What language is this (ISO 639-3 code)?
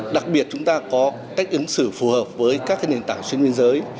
vie